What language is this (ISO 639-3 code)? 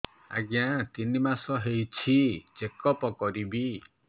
ori